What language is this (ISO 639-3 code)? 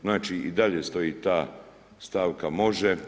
hrv